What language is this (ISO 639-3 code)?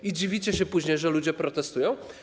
pol